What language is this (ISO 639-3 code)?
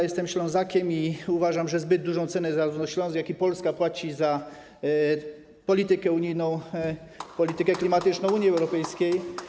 pol